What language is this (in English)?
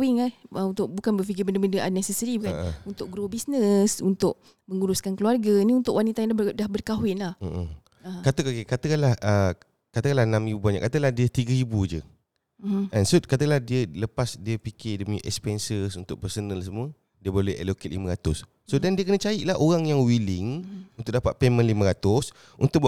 Malay